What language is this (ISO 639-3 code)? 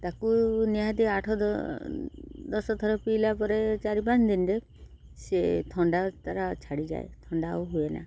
ori